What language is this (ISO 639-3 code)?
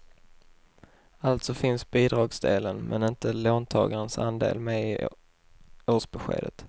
swe